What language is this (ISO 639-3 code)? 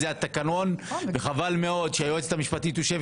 heb